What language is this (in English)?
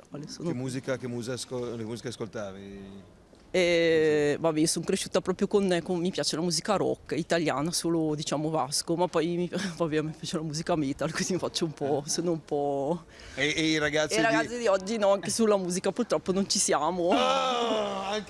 Italian